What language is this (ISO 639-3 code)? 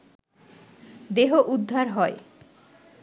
ben